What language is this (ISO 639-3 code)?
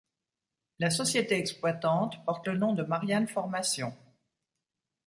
fra